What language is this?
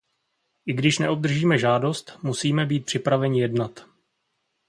Czech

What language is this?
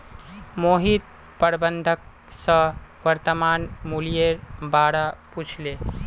Magahi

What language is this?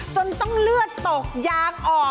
Thai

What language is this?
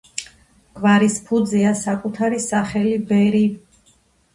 Georgian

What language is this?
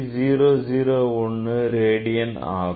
Tamil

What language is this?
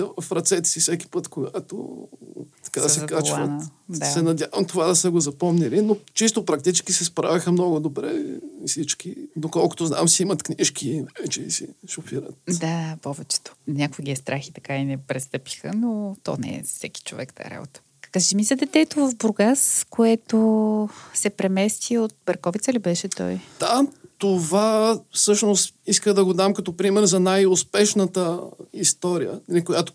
Bulgarian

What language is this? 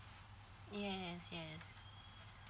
English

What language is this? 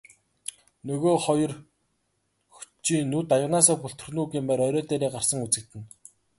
Mongolian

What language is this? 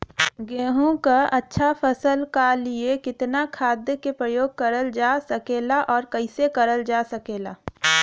Bhojpuri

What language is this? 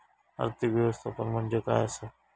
Marathi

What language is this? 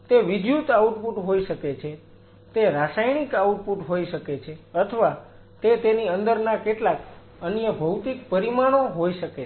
Gujarati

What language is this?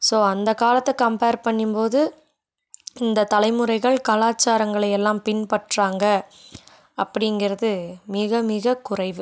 Tamil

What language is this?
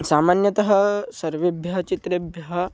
Sanskrit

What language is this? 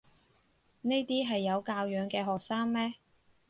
Cantonese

